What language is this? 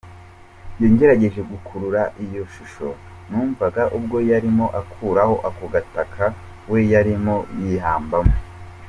Kinyarwanda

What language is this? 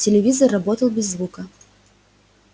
Russian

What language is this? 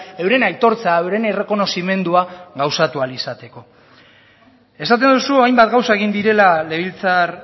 Basque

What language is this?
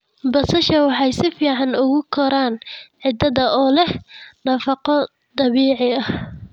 Somali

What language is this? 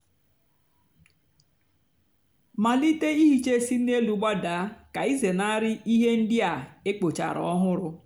Igbo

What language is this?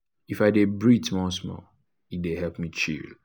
Nigerian Pidgin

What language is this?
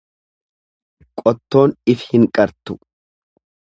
Oromo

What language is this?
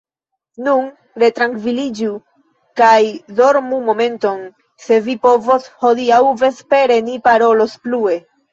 Esperanto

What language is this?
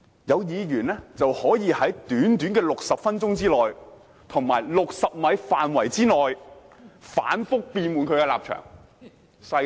Cantonese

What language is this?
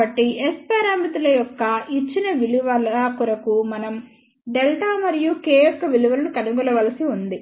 Telugu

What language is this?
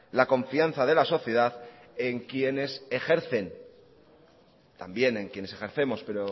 Spanish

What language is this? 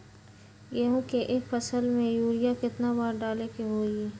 Magahi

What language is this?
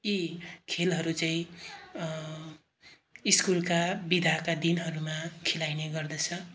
Nepali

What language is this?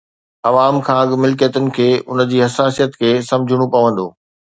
Sindhi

